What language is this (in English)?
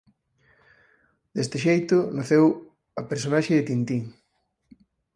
Galician